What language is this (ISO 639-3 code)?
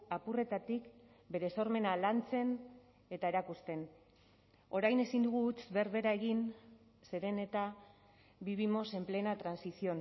eus